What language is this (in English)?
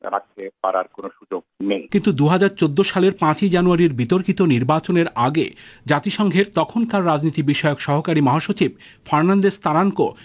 Bangla